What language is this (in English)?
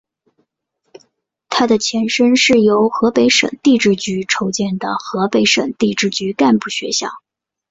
Chinese